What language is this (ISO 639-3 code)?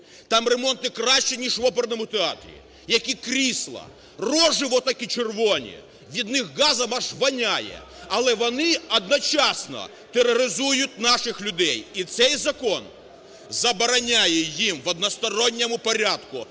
ukr